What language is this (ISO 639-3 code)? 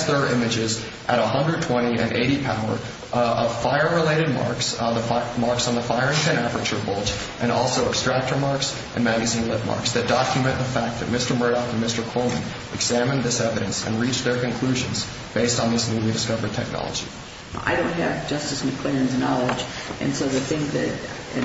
eng